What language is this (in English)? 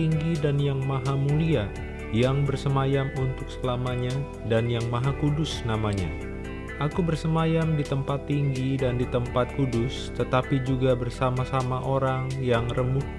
Indonesian